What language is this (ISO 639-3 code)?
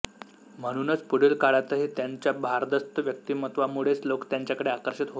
mar